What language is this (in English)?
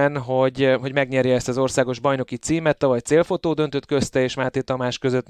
Hungarian